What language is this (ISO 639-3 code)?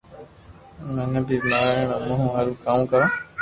lrk